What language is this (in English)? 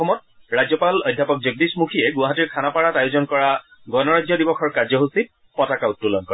Assamese